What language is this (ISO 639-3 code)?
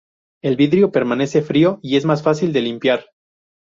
spa